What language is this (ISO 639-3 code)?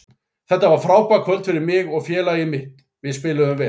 isl